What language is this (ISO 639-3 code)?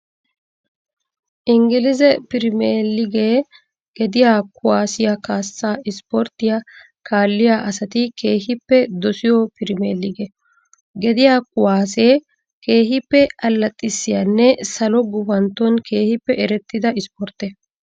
wal